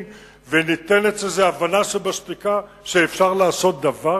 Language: Hebrew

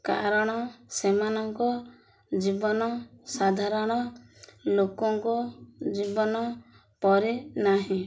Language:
Odia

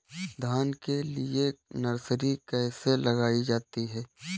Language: Hindi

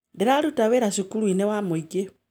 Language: Kikuyu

